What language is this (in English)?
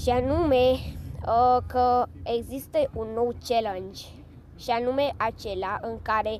Romanian